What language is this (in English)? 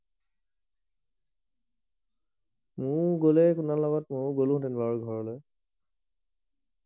Assamese